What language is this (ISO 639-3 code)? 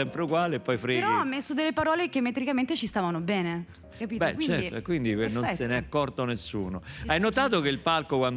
ita